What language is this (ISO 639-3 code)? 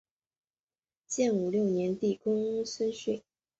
zho